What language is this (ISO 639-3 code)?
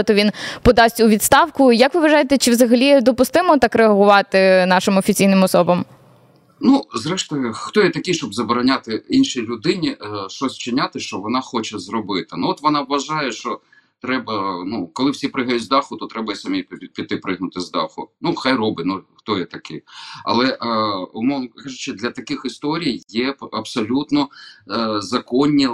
ukr